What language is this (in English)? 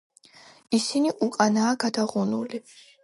Georgian